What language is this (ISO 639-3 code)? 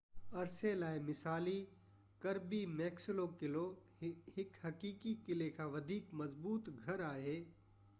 snd